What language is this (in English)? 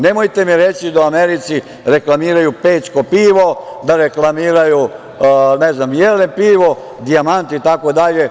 Serbian